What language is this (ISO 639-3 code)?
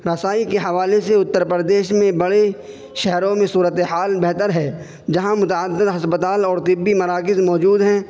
urd